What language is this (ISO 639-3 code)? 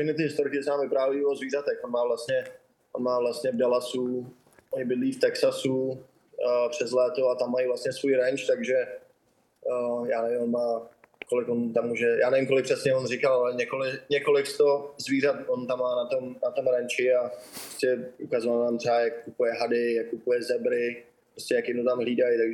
ces